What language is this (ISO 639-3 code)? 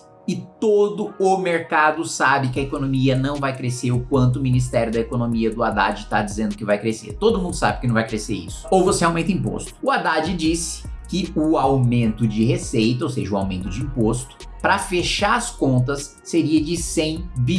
por